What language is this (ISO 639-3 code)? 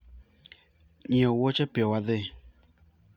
luo